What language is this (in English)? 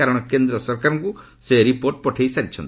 Odia